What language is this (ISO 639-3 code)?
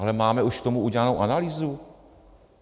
ces